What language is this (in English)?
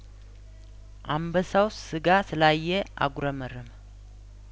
Amharic